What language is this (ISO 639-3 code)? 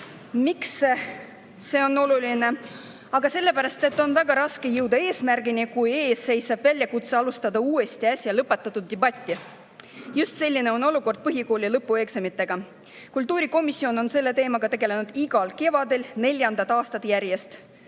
est